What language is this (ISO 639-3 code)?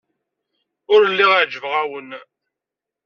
kab